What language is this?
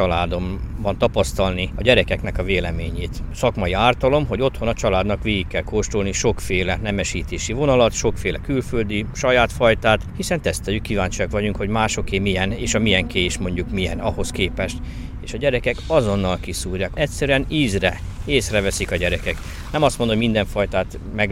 Hungarian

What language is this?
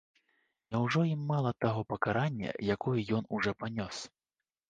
Belarusian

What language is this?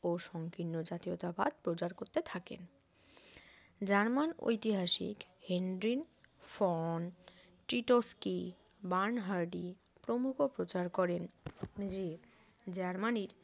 Bangla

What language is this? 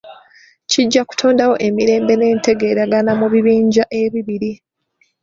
Ganda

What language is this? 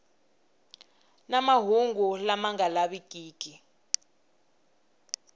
Tsonga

